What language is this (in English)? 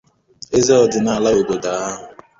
Igbo